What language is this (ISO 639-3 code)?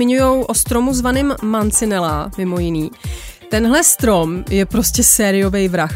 ces